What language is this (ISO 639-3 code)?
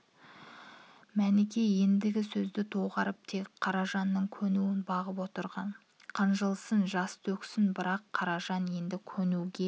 kaz